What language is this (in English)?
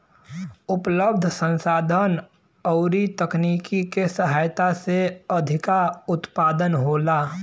Bhojpuri